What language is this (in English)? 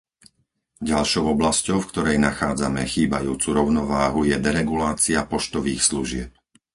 Slovak